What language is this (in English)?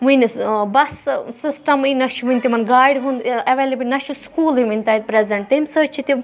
Kashmiri